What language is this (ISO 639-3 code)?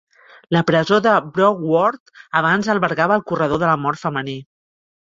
cat